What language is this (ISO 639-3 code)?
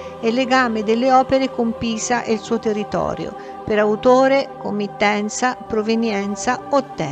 ita